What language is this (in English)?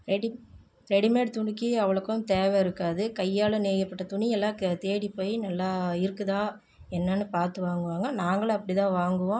Tamil